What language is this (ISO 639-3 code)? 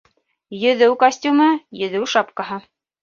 bak